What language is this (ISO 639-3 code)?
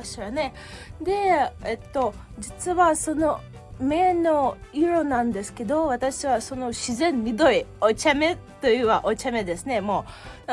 jpn